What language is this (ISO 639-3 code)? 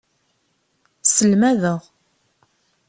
kab